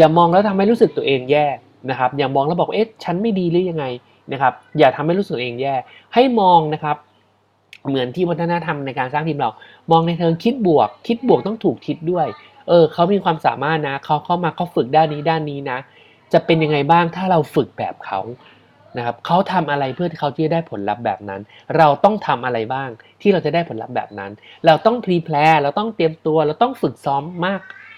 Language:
Thai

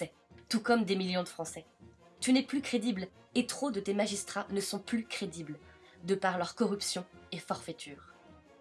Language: French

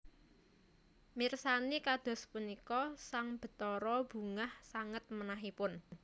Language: Javanese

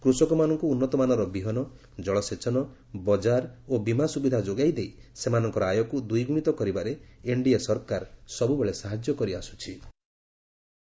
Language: Odia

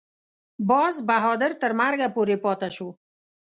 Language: Pashto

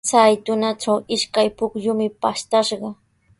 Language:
Sihuas Ancash Quechua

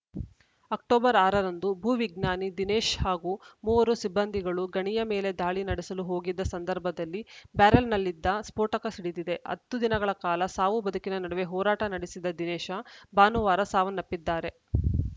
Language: Kannada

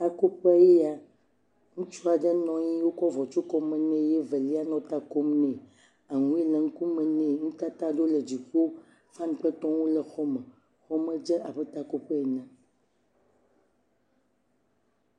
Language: Ewe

